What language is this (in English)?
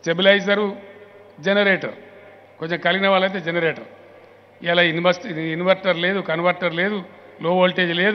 Hindi